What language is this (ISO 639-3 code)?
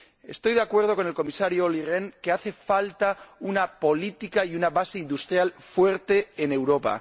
spa